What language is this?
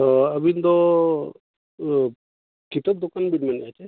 Santali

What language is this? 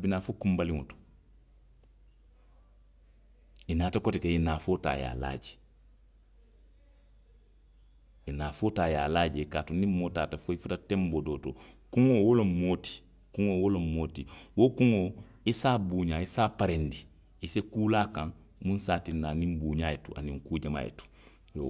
Western Maninkakan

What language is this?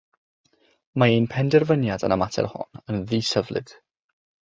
Welsh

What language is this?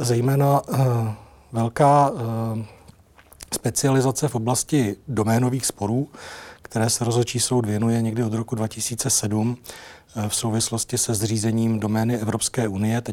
Czech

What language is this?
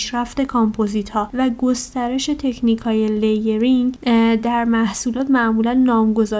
Persian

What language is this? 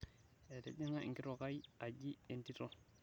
Masai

